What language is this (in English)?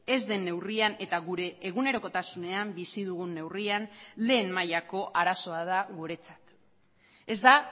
Basque